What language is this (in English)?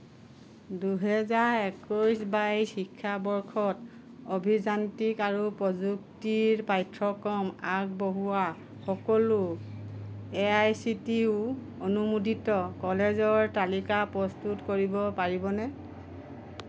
Assamese